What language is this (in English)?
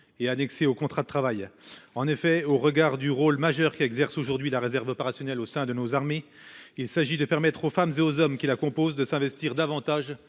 French